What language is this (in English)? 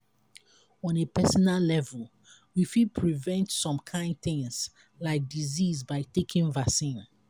Nigerian Pidgin